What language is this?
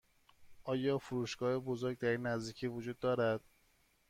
Persian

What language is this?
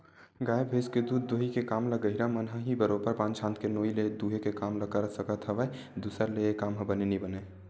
Chhattisgarhi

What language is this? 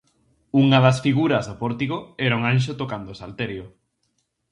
Galician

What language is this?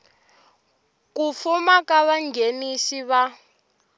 Tsonga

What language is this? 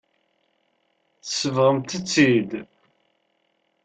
Kabyle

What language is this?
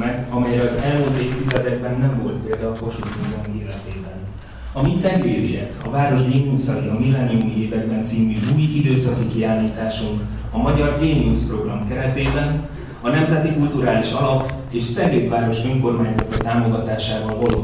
Hungarian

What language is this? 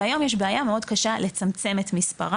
Hebrew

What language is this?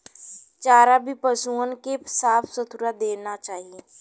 Bhojpuri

